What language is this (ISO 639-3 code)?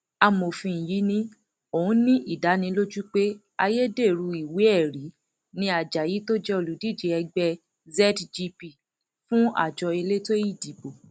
yor